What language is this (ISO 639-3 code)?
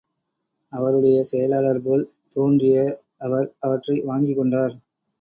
tam